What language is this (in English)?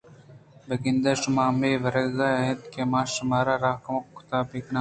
Eastern Balochi